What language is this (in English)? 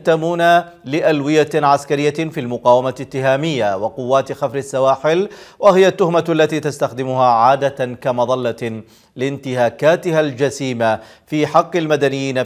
Arabic